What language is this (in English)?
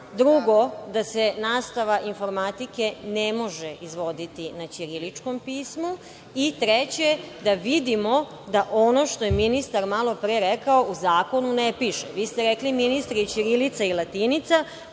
Serbian